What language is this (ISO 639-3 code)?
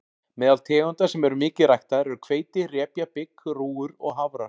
isl